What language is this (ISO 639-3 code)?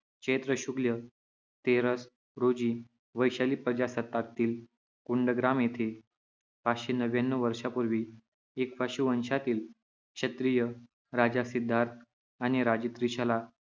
mar